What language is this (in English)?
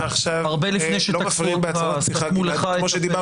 Hebrew